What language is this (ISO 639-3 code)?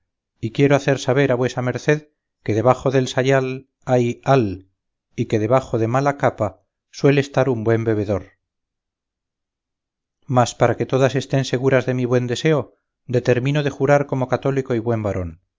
spa